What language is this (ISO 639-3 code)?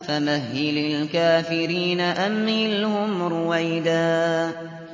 ara